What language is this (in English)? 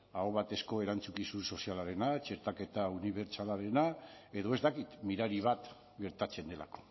Basque